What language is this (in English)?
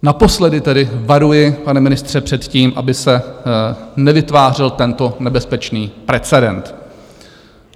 Czech